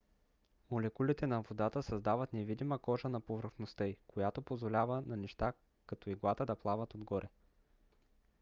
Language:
Bulgarian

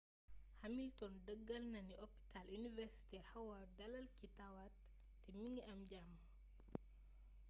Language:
Wolof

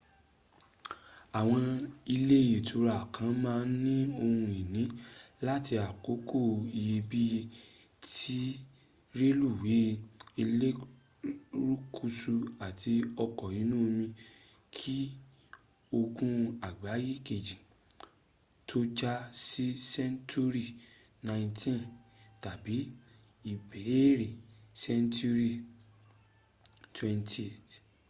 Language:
Yoruba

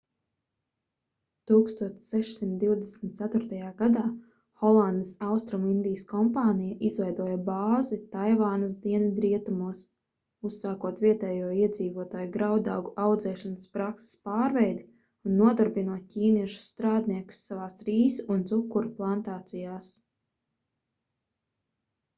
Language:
Latvian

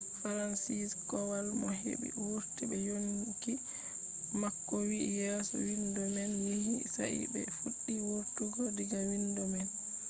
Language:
Fula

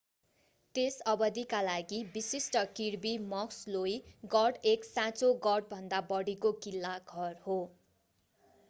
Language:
Nepali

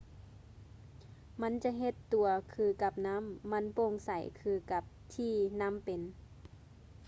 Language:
Lao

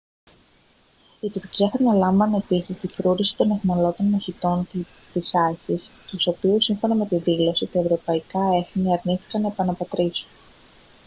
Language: Greek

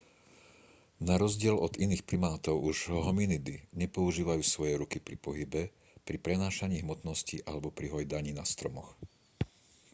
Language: Slovak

